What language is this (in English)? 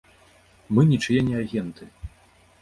Belarusian